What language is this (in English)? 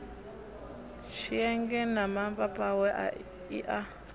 Venda